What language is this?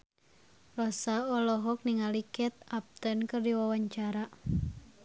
Sundanese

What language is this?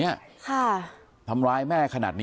Thai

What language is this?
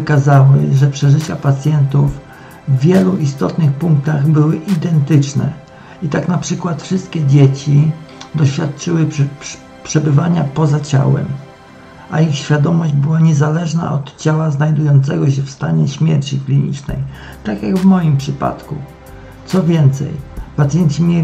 Polish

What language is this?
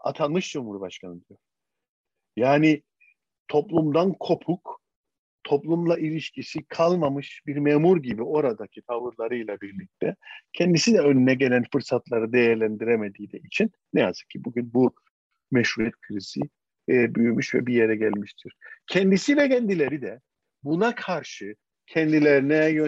Turkish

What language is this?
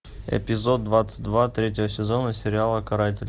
Russian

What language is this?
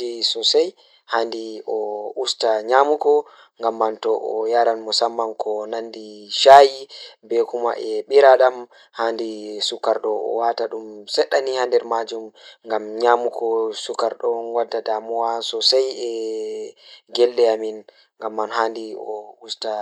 Fula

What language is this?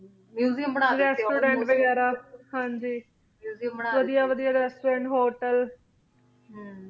Punjabi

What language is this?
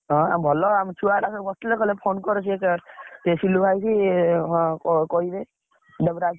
Odia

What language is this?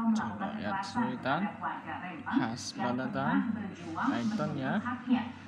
Indonesian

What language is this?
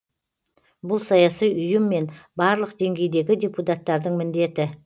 Kazakh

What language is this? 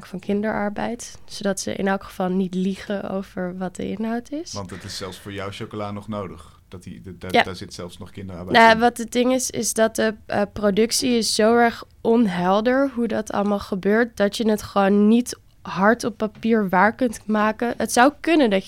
Dutch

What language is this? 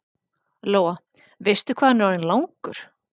Icelandic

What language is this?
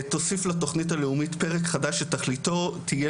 Hebrew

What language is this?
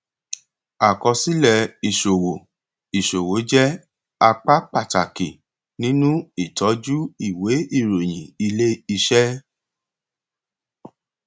Yoruba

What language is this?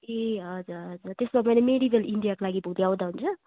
Nepali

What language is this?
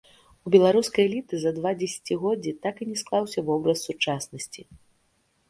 Belarusian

